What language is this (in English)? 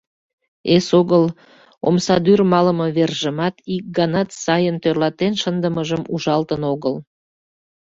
Mari